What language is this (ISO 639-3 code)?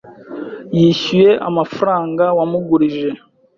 kin